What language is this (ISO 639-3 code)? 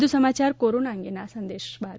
guj